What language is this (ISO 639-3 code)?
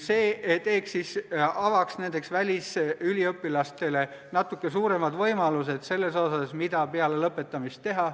est